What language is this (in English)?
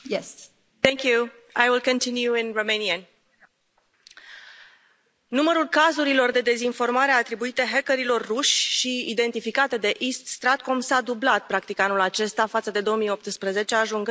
Romanian